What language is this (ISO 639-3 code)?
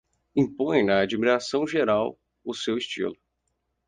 por